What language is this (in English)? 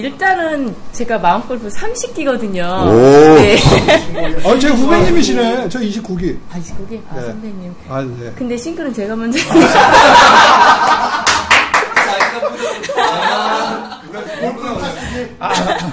Korean